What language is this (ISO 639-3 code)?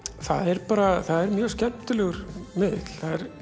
isl